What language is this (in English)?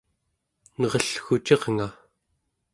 Central Yupik